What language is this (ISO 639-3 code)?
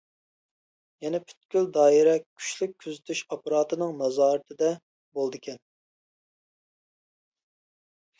uig